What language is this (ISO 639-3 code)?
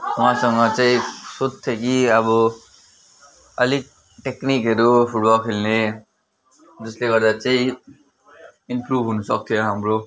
nep